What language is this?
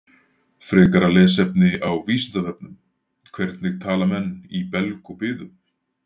Icelandic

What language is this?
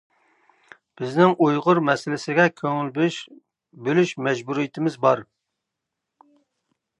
Uyghur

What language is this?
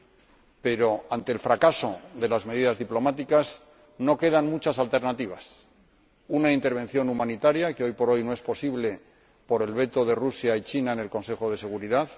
Spanish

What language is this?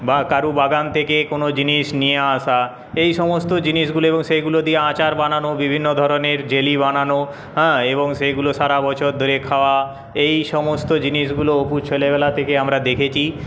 Bangla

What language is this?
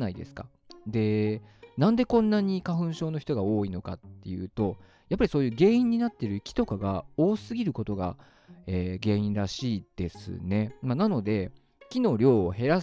Japanese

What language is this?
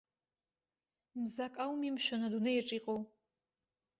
Abkhazian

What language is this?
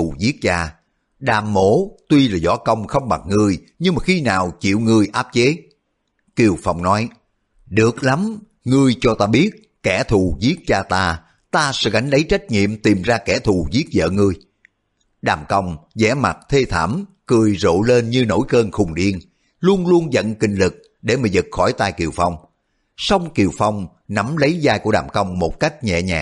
Vietnamese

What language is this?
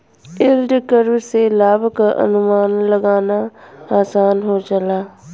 Bhojpuri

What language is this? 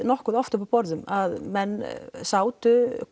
Icelandic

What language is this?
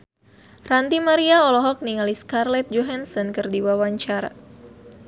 Sundanese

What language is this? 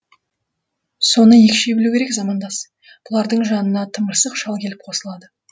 Kazakh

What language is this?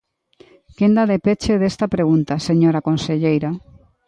Galician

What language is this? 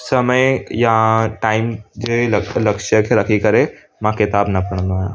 Sindhi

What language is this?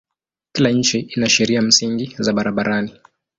Swahili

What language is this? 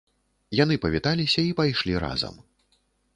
Belarusian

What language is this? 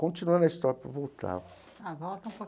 Portuguese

